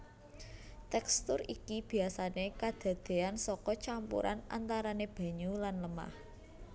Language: Javanese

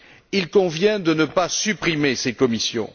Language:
French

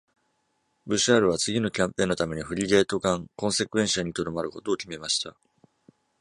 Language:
Japanese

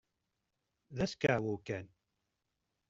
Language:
Kabyle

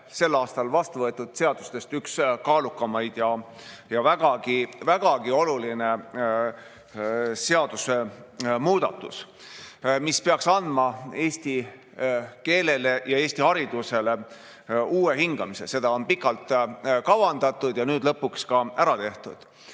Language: Estonian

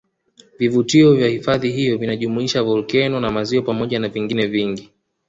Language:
Swahili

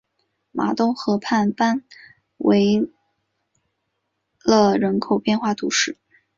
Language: Chinese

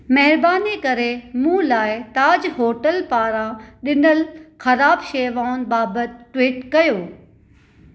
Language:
Sindhi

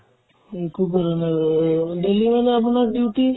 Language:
Assamese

